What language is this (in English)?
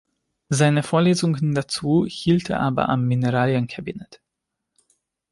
German